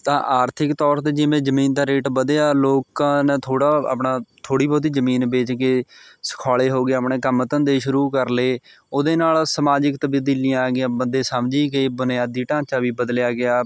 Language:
Punjabi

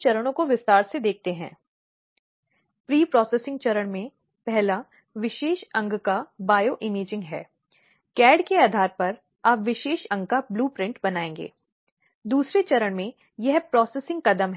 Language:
Hindi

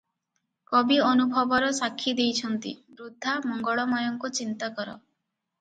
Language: Odia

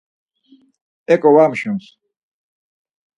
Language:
Laz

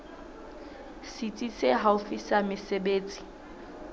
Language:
Southern Sotho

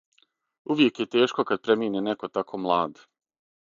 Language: Serbian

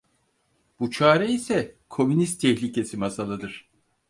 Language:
Turkish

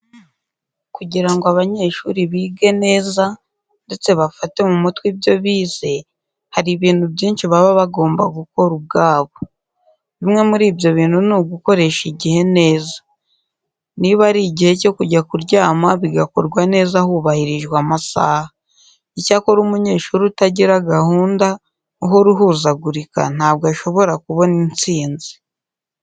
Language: Kinyarwanda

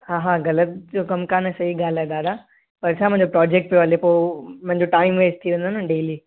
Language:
Sindhi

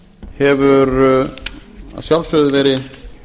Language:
Icelandic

